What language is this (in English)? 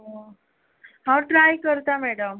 Konkani